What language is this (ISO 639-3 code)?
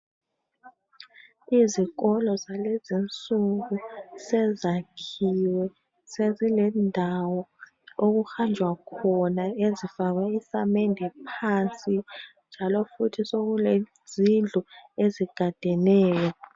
nde